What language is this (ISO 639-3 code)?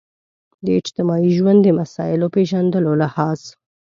pus